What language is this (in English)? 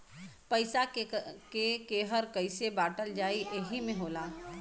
Bhojpuri